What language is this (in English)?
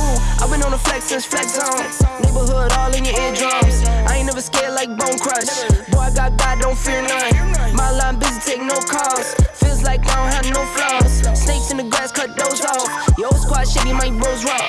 Korean